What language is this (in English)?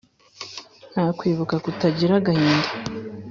Kinyarwanda